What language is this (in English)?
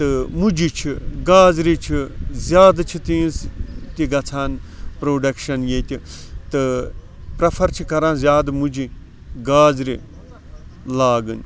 Kashmiri